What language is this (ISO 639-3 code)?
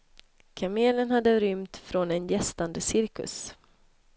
swe